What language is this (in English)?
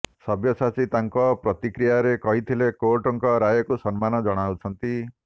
Odia